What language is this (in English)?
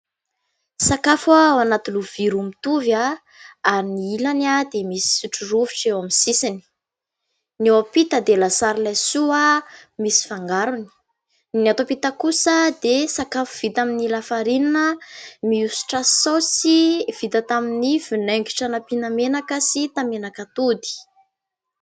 Malagasy